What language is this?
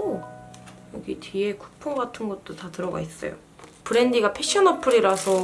Korean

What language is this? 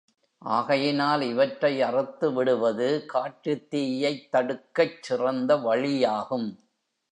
Tamil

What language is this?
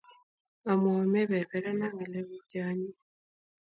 Kalenjin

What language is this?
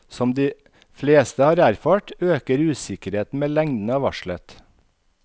Norwegian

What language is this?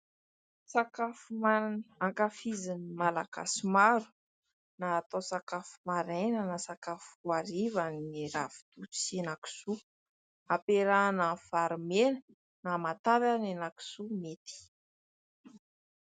Malagasy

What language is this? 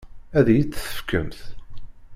Kabyle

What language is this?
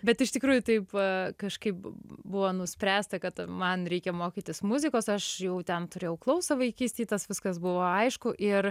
Lithuanian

